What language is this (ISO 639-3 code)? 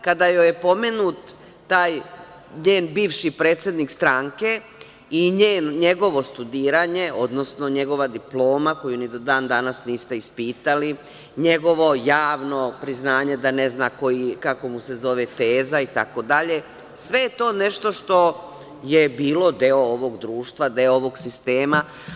srp